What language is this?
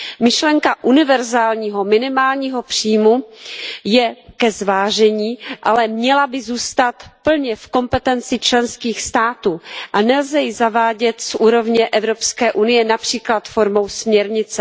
Czech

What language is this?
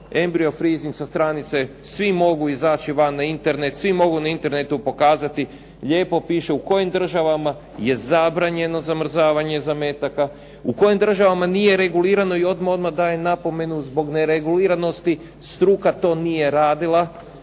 Croatian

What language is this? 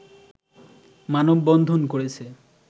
Bangla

